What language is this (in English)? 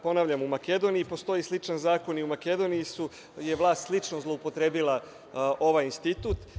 Serbian